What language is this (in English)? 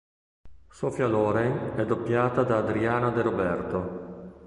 Italian